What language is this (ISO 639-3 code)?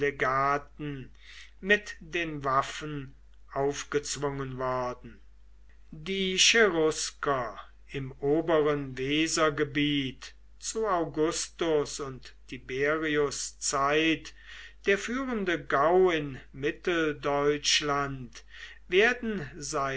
deu